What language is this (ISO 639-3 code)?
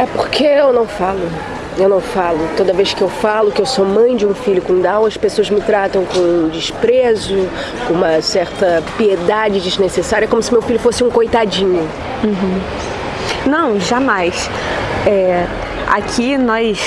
por